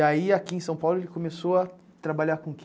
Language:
Portuguese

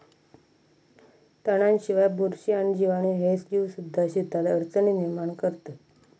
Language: Marathi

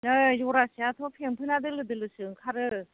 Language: Bodo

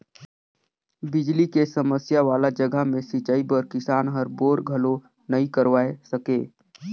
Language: Chhattisgarhi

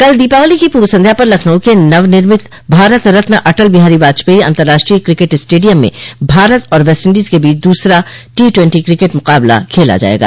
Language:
Hindi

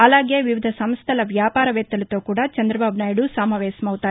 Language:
Telugu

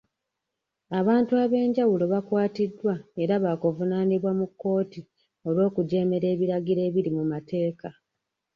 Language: Ganda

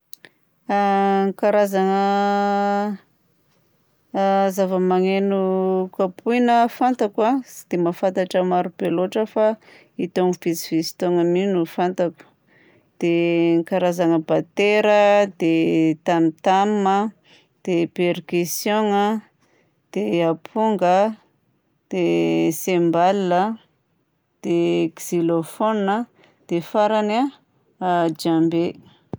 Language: Southern Betsimisaraka Malagasy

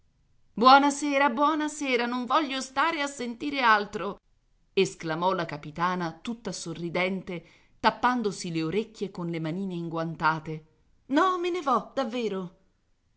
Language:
Italian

